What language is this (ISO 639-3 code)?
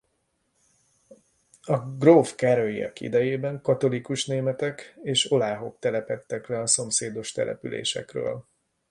hun